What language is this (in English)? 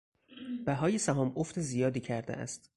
Persian